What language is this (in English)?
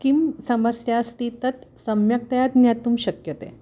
Sanskrit